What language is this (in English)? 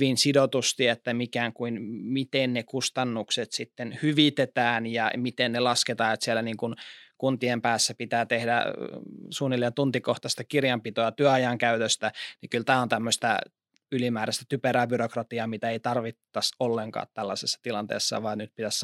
Finnish